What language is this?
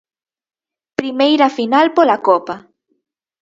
Galician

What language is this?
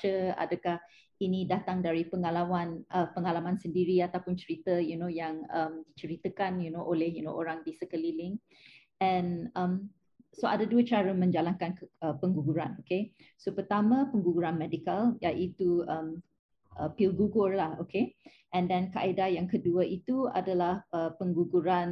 Malay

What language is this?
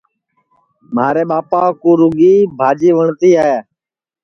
Sansi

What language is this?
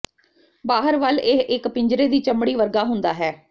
Punjabi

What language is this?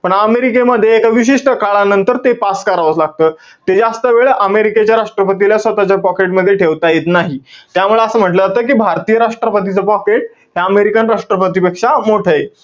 Marathi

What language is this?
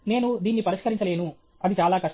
Telugu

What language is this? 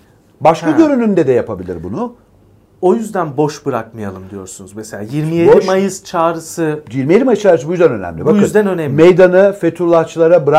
Turkish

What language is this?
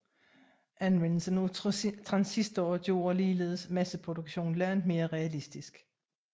Danish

